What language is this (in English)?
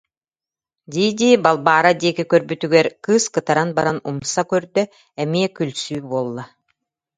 Yakut